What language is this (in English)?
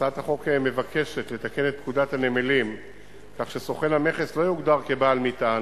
Hebrew